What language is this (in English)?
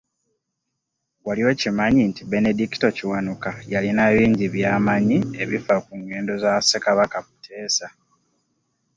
Ganda